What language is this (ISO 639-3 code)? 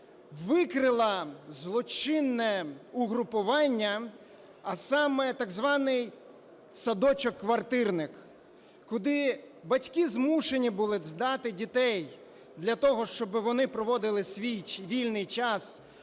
ukr